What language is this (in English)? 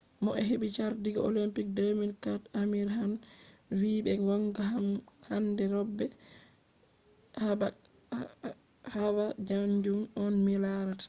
Fula